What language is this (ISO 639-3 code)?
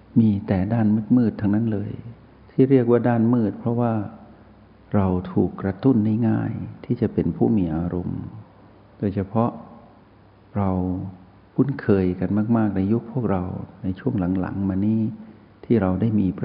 tha